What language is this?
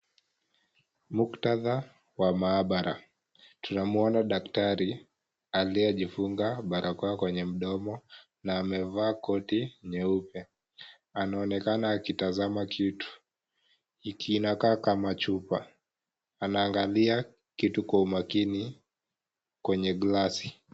Swahili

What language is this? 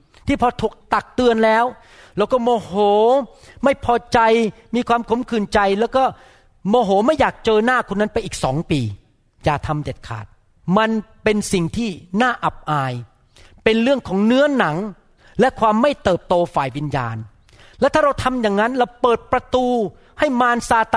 Thai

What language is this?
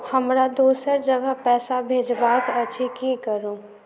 Maithili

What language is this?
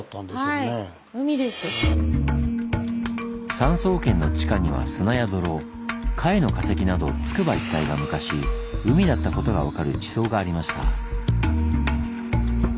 Japanese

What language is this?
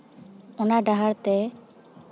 Santali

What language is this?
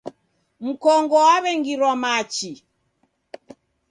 Taita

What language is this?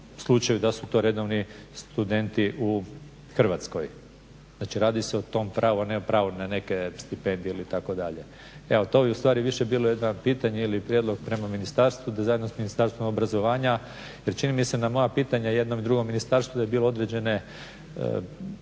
Croatian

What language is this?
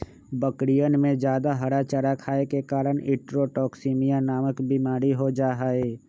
Magahi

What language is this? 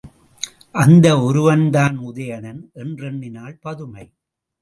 Tamil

